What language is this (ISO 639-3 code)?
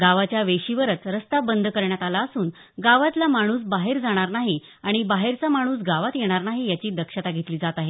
mar